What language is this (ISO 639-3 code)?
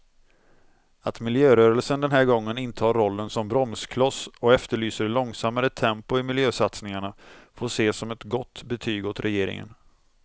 swe